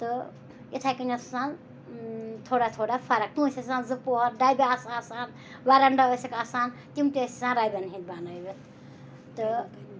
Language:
Kashmiri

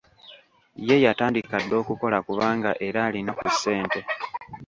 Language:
Ganda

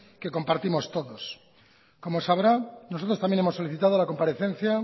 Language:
Spanish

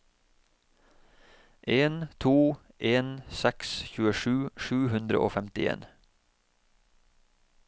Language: Norwegian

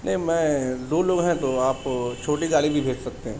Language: Urdu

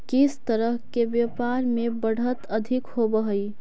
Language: Magahi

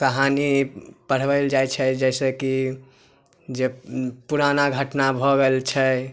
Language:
Maithili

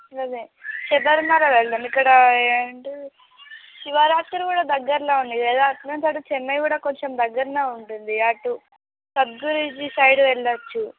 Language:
Telugu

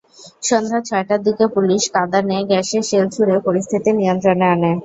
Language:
Bangla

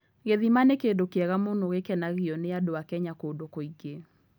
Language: Kikuyu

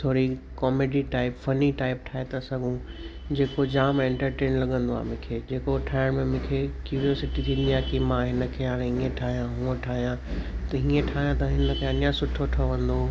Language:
Sindhi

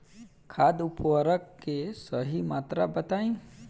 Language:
Bhojpuri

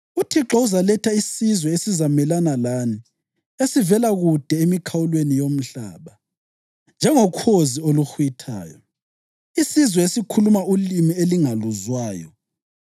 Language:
North Ndebele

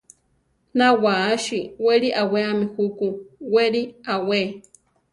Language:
Central Tarahumara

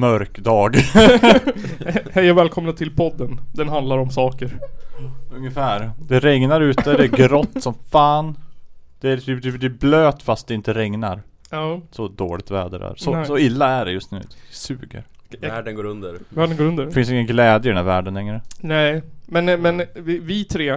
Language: Swedish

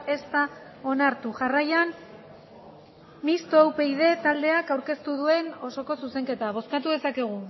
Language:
Basque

